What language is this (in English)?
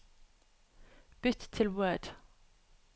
Norwegian